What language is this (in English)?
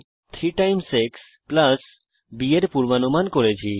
Bangla